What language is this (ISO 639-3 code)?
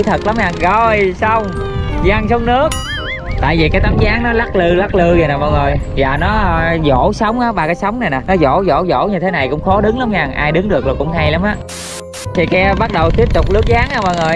vie